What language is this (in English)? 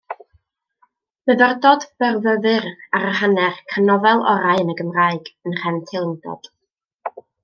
Welsh